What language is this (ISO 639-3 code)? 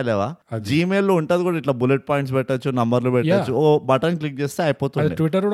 tel